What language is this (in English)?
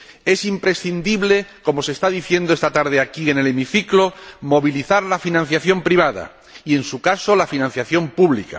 Spanish